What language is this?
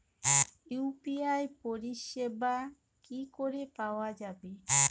Bangla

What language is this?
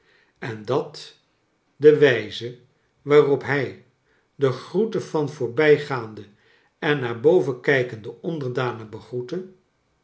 Dutch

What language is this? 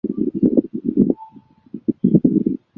Chinese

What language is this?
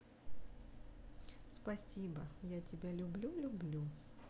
Russian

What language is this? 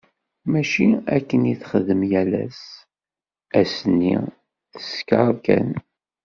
Kabyle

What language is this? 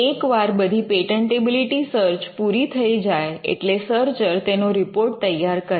Gujarati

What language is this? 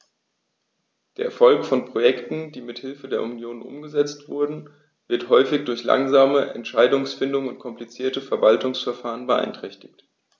German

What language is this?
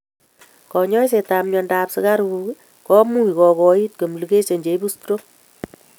Kalenjin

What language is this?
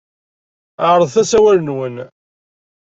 Kabyle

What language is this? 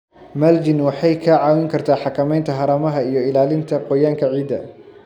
Somali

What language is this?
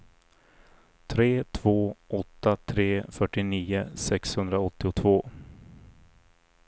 Swedish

